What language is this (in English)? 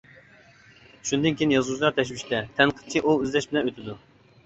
Uyghur